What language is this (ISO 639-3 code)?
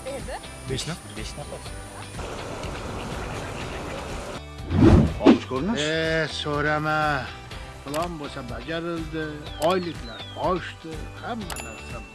uzb